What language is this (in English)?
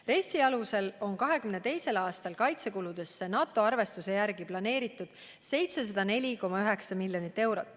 Estonian